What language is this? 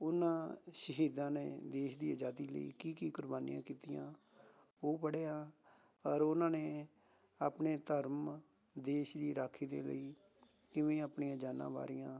Punjabi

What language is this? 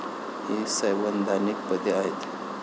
Marathi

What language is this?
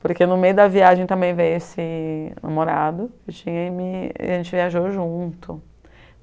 Portuguese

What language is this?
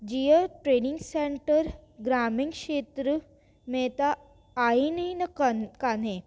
Sindhi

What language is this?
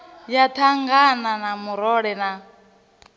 Venda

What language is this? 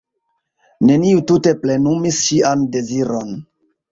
Esperanto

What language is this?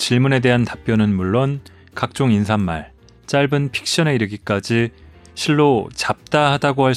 Korean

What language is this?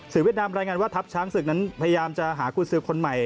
Thai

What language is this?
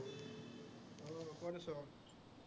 Assamese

